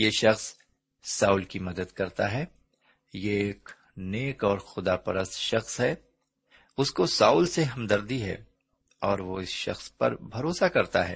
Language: Urdu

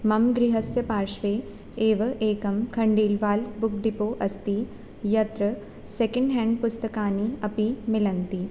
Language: Sanskrit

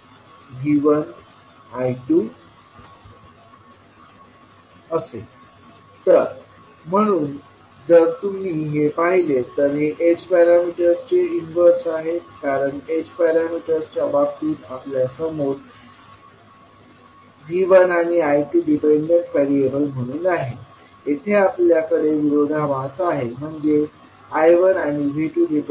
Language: Marathi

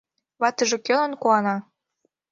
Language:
Mari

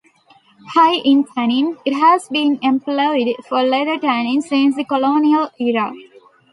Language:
English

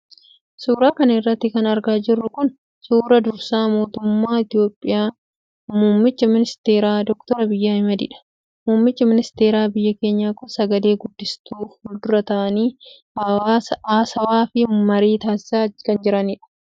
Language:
Oromo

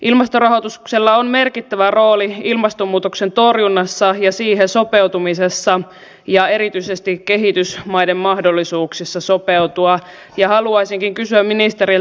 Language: Finnish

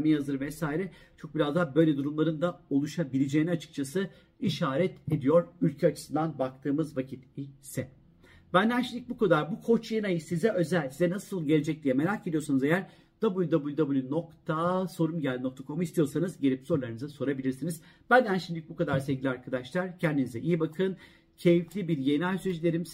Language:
Turkish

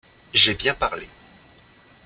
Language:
French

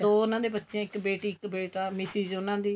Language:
Punjabi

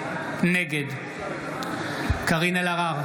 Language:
Hebrew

